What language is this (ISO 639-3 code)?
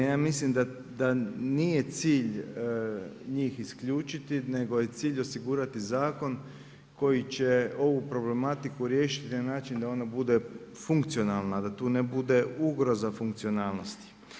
hrv